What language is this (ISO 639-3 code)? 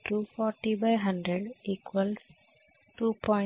tel